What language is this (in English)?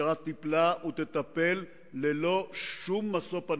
Hebrew